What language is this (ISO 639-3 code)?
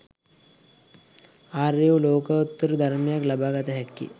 sin